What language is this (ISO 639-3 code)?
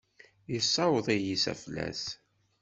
kab